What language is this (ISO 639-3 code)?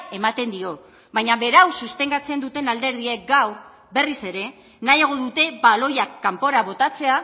eus